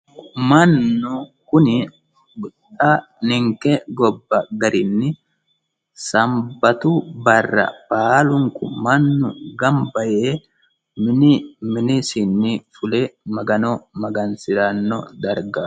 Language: Sidamo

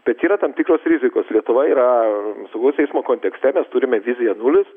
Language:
Lithuanian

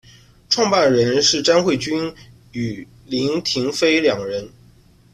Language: Chinese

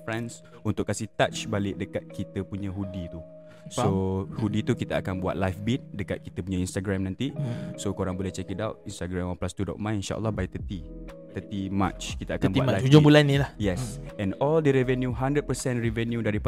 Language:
Malay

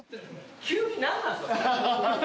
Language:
Japanese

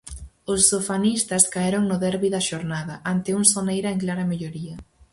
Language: Galician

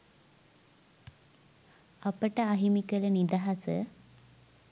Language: Sinhala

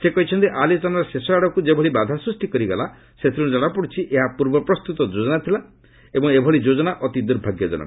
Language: Odia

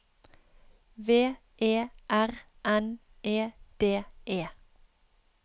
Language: Norwegian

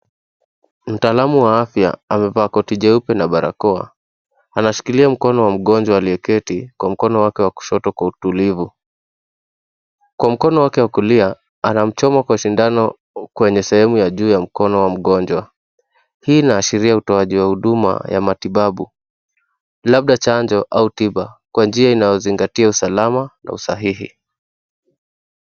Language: Swahili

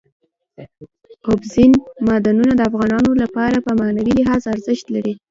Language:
Pashto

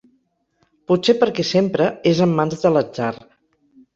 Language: Catalan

